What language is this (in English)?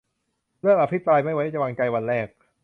Thai